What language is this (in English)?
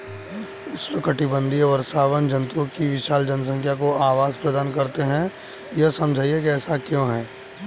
Hindi